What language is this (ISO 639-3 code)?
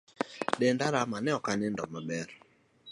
luo